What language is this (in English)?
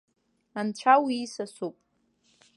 Abkhazian